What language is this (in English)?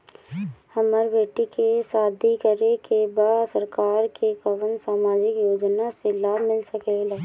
Bhojpuri